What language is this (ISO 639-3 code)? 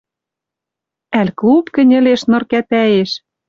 mrj